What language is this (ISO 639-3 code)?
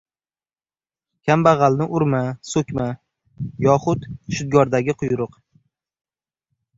uzb